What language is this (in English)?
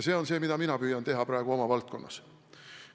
Estonian